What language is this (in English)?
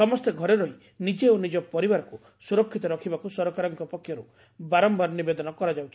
Odia